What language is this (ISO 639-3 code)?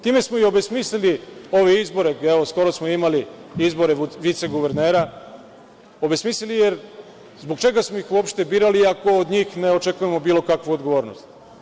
srp